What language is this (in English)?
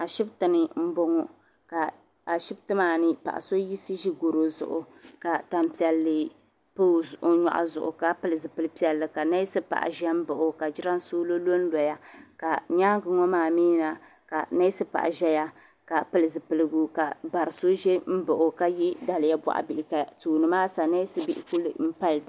Dagbani